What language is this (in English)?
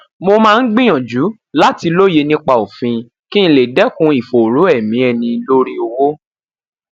Yoruba